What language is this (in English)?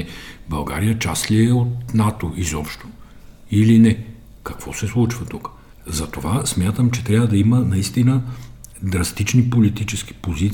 Bulgarian